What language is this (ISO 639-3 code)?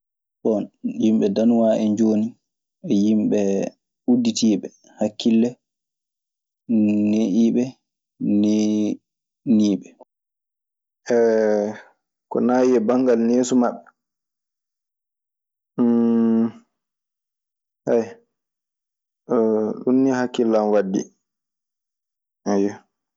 ffm